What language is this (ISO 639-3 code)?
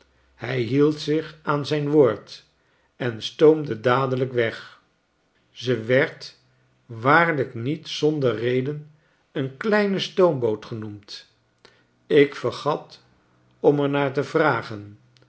nld